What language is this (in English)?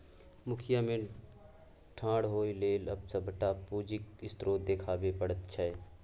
Maithili